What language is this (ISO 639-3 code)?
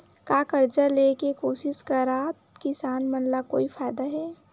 hne